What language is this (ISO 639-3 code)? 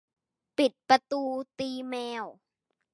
tha